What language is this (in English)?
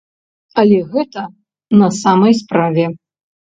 Belarusian